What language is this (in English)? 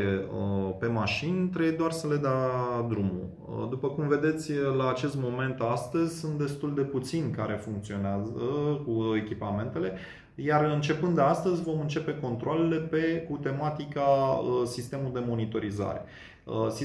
Romanian